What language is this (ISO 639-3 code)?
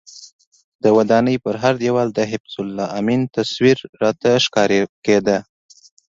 pus